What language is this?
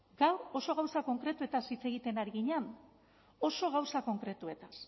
Basque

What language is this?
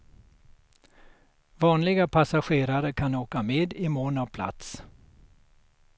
Swedish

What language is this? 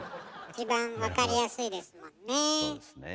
Japanese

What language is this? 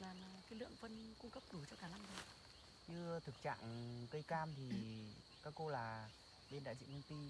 Vietnamese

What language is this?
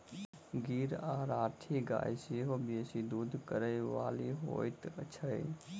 Maithili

